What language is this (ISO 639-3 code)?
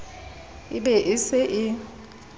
sot